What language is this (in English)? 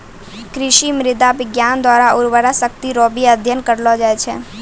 Maithili